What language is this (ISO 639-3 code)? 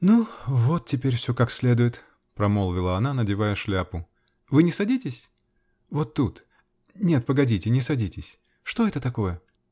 rus